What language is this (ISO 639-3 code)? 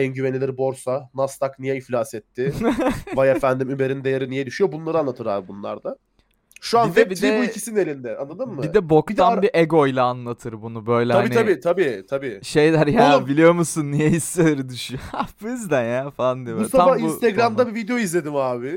tur